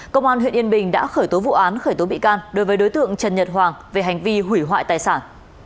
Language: Vietnamese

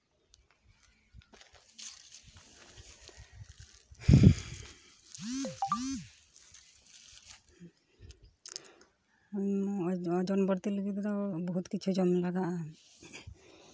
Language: Santali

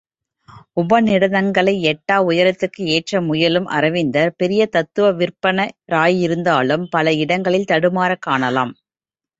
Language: Tamil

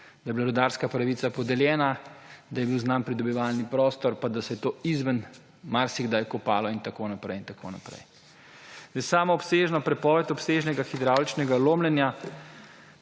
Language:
Slovenian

